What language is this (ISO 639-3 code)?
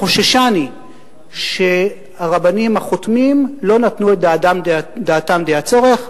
heb